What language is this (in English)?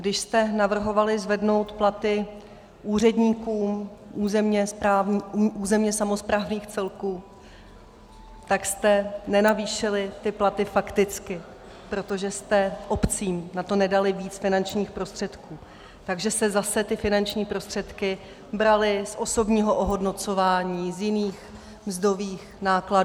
Czech